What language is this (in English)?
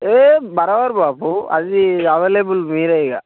Telugu